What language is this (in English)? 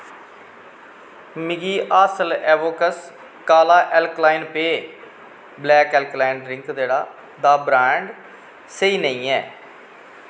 Dogri